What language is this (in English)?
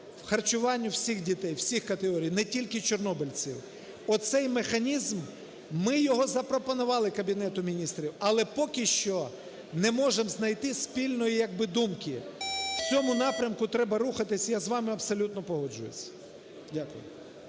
Ukrainian